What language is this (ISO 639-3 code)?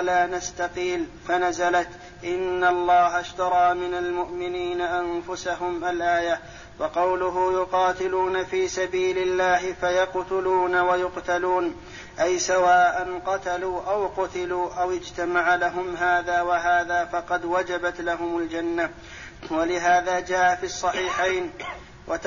ara